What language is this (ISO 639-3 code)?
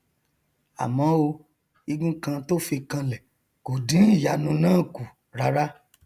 yor